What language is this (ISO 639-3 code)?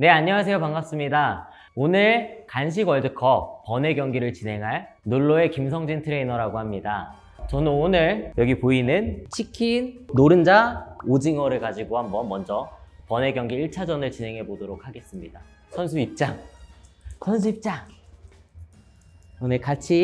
kor